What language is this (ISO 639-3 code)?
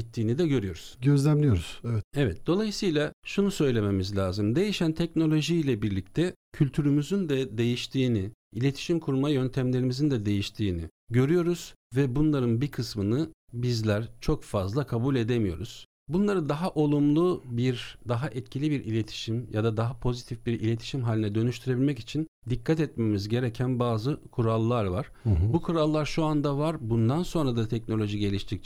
tur